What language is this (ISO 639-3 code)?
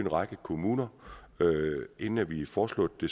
dan